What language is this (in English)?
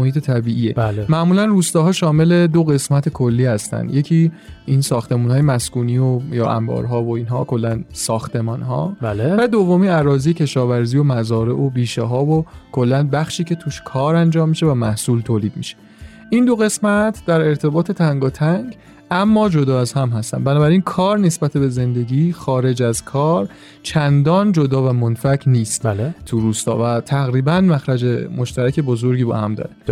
Persian